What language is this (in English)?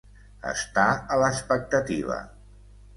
Catalan